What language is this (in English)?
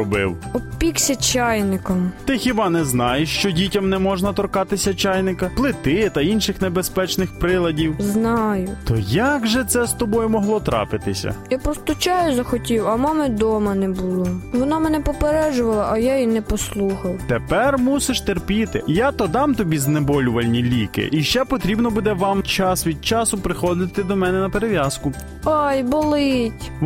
Ukrainian